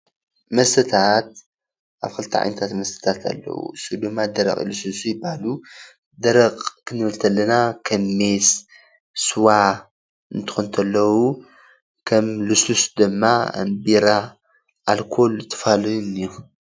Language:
Tigrinya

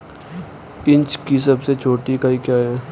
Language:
Hindi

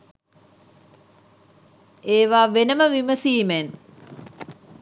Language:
Sinhala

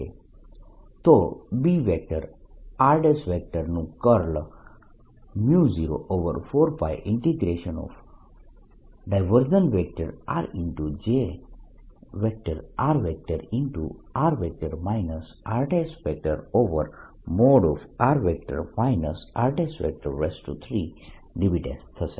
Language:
Gujarati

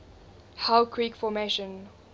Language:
English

